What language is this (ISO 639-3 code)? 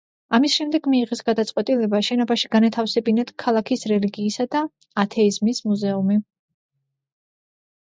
kat